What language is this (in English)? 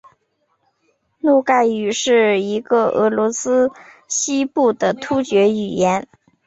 Chinese